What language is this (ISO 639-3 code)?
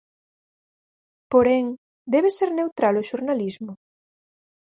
glg